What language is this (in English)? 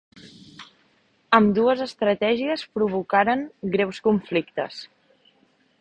Catalan